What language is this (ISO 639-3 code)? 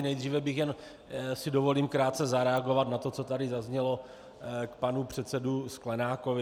ces